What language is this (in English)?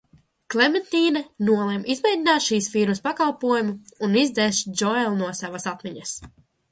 Latvian